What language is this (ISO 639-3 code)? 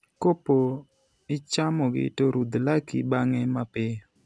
luo